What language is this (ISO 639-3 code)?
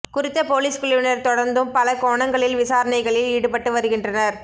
tam